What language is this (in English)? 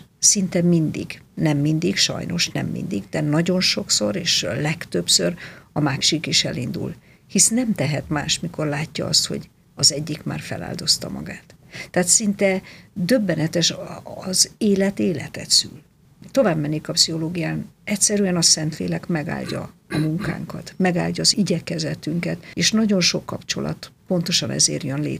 Hungarian